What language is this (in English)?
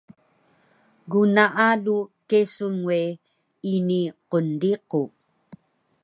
Taroko